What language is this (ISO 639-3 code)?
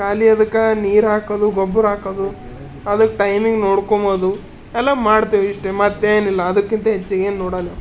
kan